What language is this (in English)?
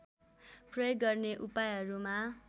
Nepali